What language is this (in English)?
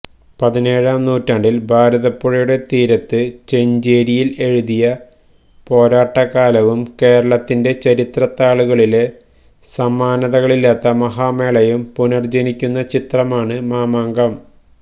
Malayalam